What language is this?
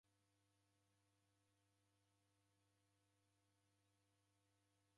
Taita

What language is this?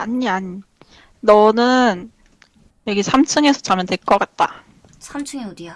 Korean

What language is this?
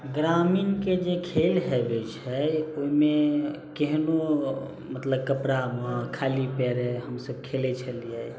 Maithili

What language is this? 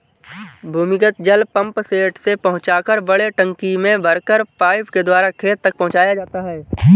Hindi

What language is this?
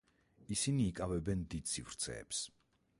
Georgian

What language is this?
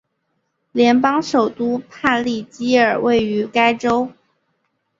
Chinese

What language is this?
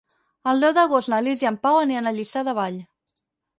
Catalan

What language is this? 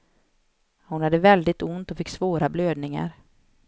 Swedish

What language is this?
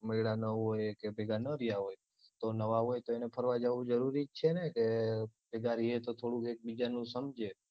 Gujarati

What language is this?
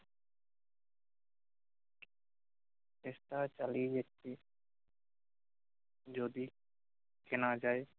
Bangla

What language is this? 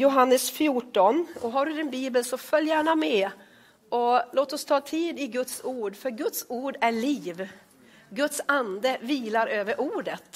Swedish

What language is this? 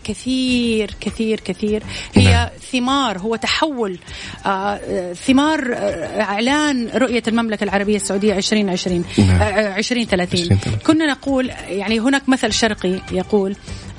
Arabic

